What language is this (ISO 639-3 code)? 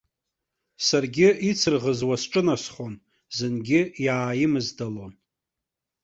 abk